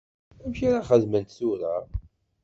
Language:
Kabyle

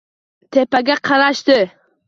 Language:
Uzbek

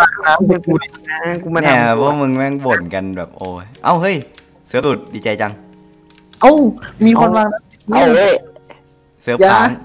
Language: Thai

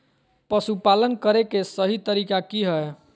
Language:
Magahi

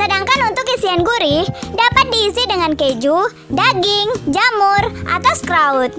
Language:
Indonesian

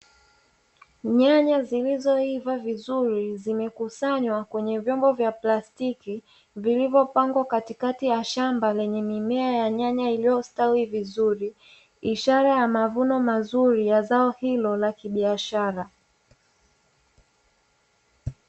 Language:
Swahili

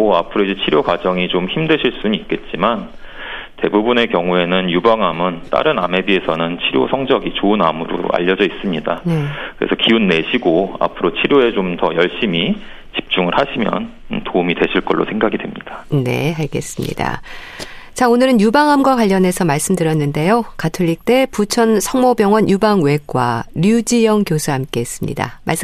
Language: Korean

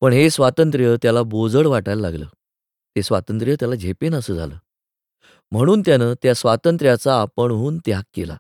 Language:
Marathi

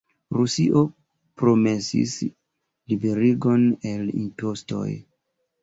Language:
Esperanto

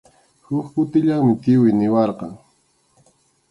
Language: Arequipa-La Unión Quechua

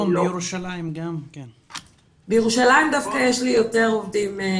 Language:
Hebrew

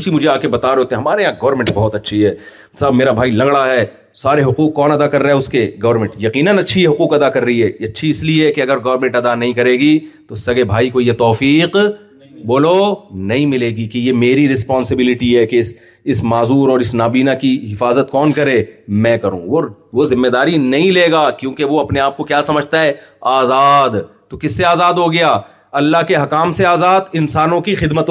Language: Urdu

